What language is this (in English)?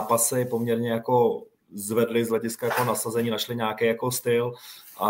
Czech